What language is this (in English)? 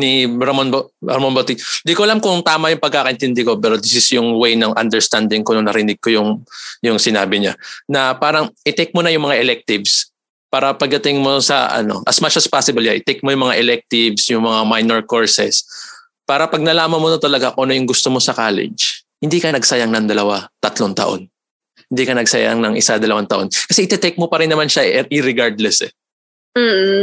Filipino